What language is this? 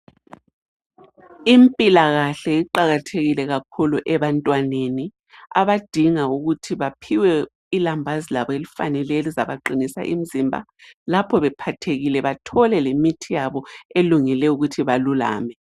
North Ndebele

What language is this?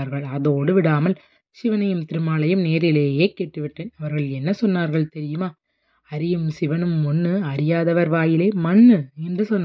Tamil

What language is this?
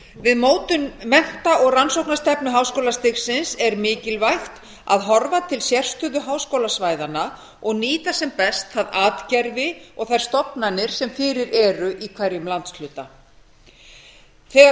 Icelandic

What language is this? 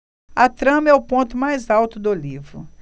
Portuguese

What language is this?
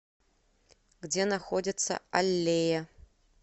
Russian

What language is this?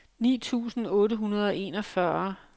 Danish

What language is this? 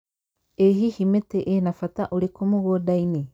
Kikuyu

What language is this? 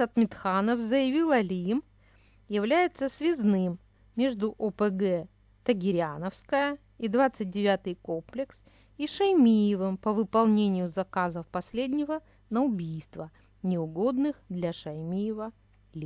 Russian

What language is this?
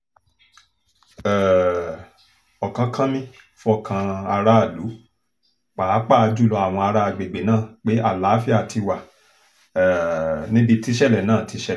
Yoruba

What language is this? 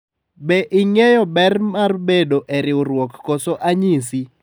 Luo (Kenya and Tanzania)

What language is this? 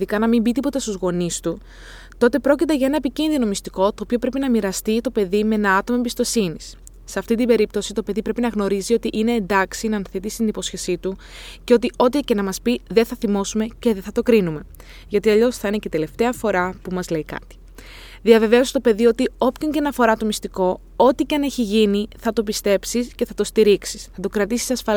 Greek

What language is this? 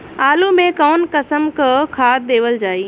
Bhojpuri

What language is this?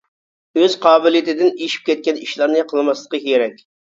Uyghur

